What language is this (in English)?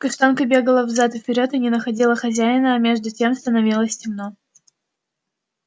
Russian